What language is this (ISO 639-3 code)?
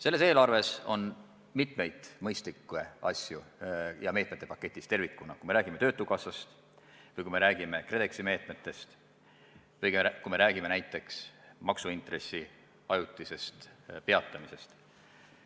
est